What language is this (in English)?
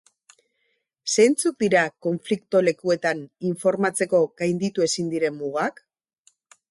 Basque